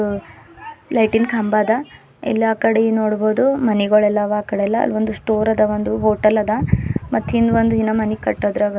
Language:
Kannada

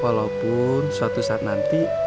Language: Indonesian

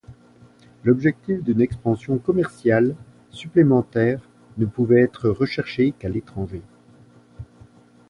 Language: French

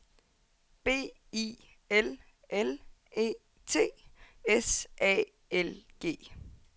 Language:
Danish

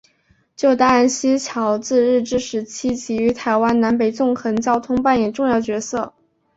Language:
Chinese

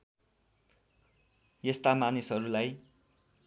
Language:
Nepali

